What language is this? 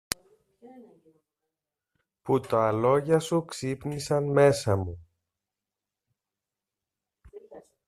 Greek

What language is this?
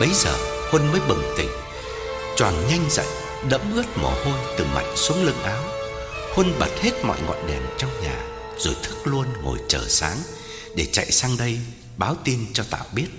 Vietnamese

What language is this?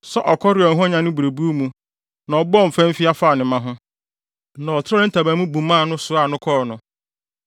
Akan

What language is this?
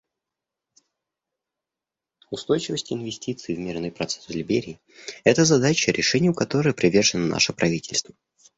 Russian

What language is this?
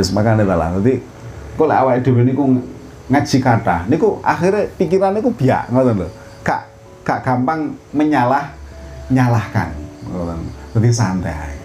Indonesian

